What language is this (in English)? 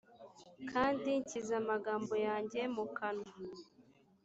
Kinyarwanda